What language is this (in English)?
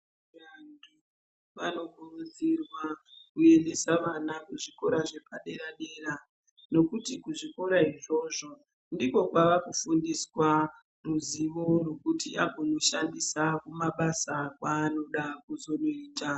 Ndau